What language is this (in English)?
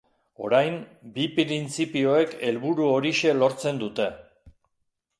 Basque